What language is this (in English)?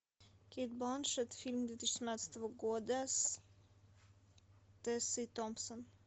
Russian